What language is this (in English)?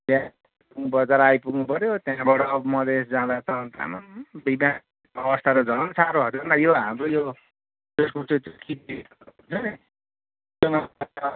Nepali